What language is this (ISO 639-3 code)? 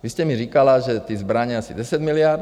ces